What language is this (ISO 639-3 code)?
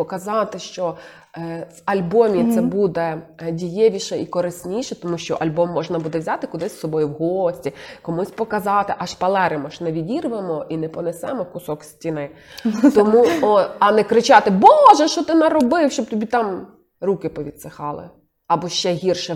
ukr